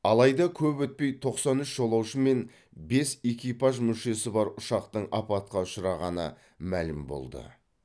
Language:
Kazakh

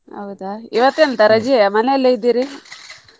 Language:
Kannada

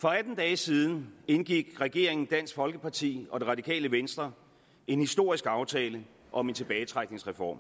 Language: Danish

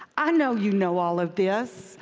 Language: English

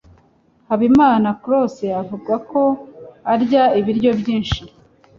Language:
Kinyarwanda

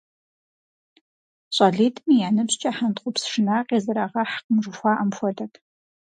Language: Kabardian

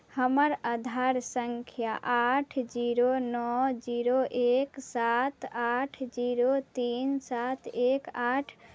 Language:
Maithili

